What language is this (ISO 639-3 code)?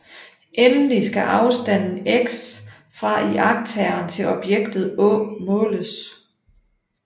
dan